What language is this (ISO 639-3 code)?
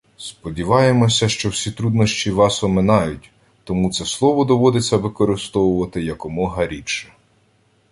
ukr